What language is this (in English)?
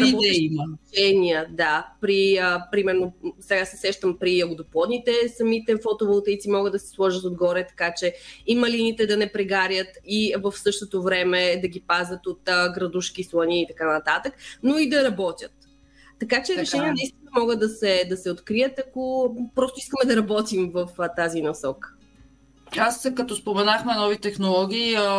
Bulgarian